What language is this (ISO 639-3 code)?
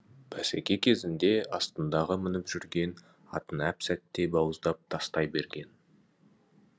kaz